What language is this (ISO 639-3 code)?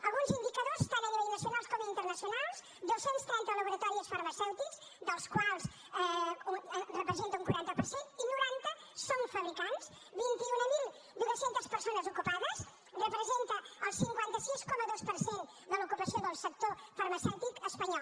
cat